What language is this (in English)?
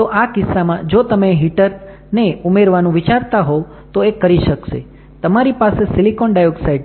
Gujarati